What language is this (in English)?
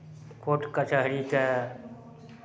Maithili